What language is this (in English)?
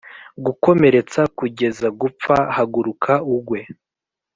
Kinyarwanda